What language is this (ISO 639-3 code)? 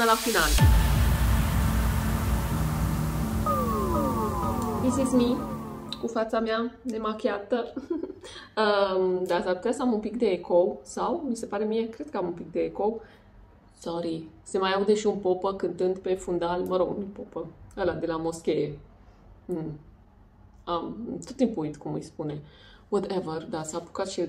ron